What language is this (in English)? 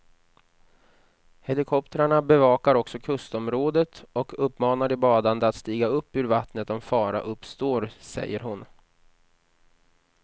Swedish